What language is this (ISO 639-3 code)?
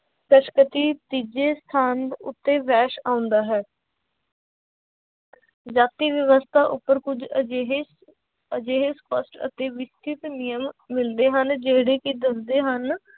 pan